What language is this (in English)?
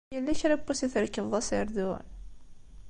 Kabyle